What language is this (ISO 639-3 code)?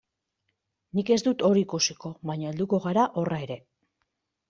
eus